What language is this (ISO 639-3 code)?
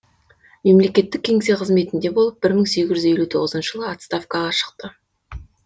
kaz